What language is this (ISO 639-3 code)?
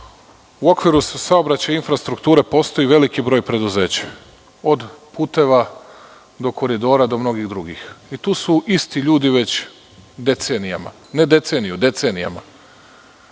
srp